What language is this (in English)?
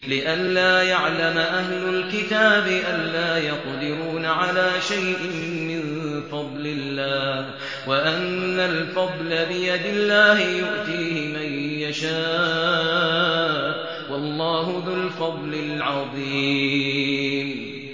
Arabic